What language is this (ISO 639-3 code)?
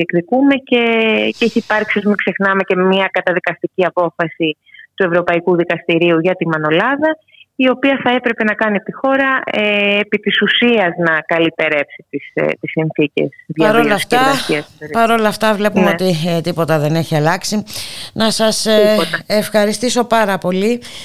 ell